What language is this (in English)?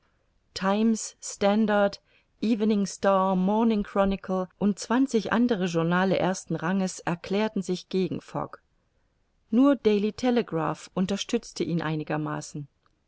German